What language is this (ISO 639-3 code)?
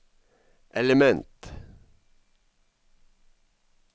nor